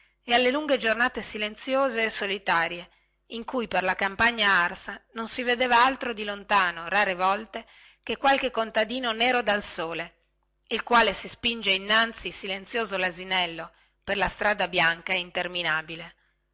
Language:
Italian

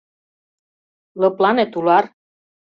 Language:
Mari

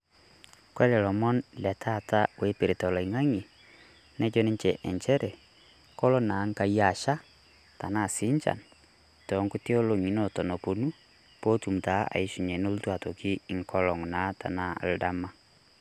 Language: Masai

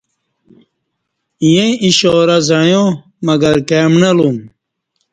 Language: Kati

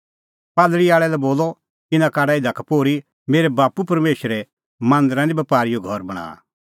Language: Kullu Pahari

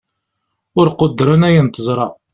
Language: Kabyle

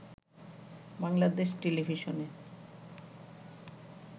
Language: Bangla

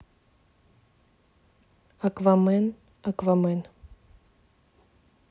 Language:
Russian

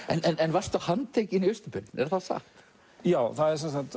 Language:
Icelandic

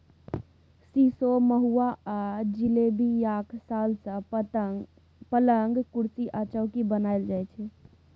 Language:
Maithili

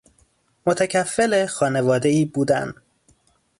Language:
Persian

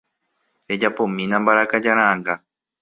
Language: Guarani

